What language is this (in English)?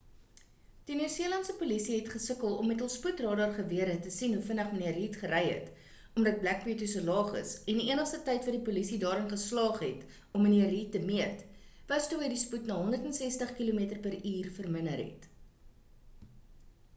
Afrikaans